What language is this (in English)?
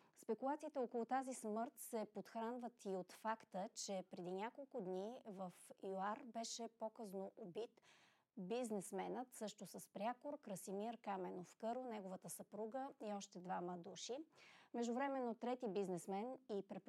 Bulgarian